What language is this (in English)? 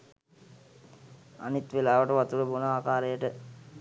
Sinhala